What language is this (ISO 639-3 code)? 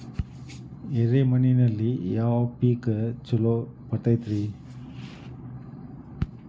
kan